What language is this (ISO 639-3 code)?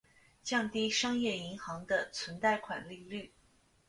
zho